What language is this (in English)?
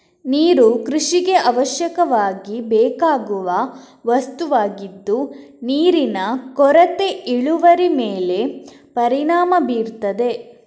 Kannada